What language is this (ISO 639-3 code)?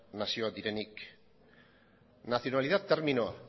eus